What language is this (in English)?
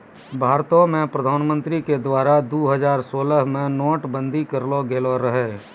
Maithili